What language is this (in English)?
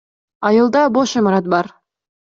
Kyrgyz